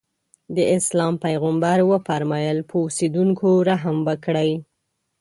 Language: Pashto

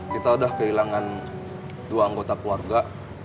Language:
Indonesian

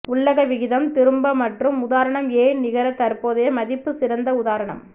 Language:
Tamil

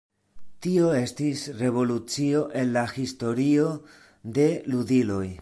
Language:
Esperanto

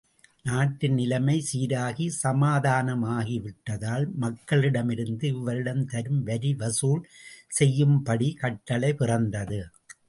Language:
Tamil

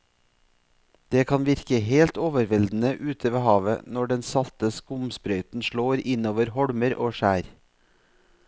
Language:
Norwegian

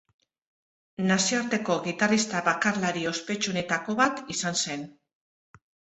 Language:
Basque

